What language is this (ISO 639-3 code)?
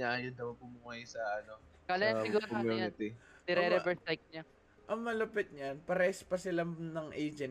fil